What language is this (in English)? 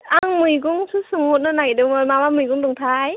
Bodo